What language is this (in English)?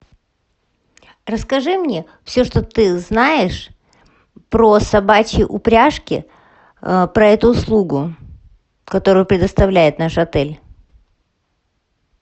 Russian